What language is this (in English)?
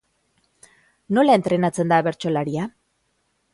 Basque